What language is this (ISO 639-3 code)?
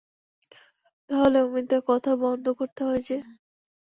ben